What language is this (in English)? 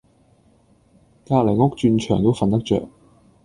Cantonese